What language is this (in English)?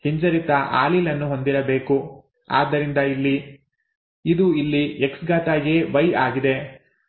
Kannada